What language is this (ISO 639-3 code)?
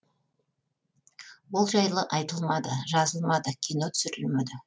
kaz